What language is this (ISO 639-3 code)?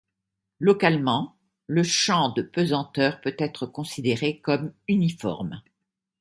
fra